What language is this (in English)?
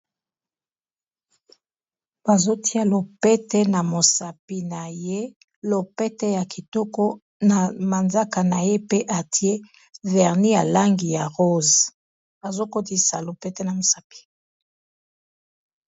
Lingala